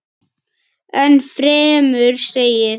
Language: Icelandic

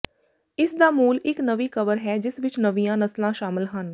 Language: Punjabi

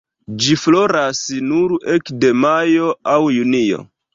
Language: Esperanto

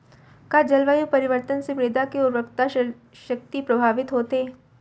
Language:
Chhattisgarhi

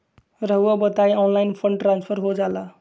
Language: Magahi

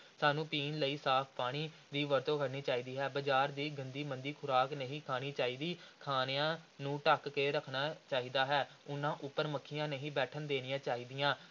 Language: Punjabi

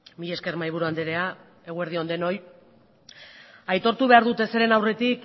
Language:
Basque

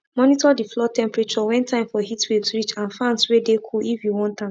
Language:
Nigerian Pidgin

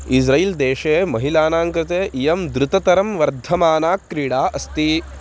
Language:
Sanskrit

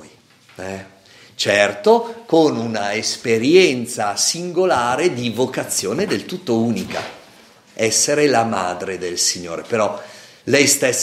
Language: Italian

